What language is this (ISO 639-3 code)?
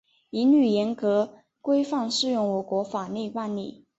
zho